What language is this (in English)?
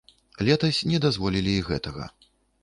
Belarusian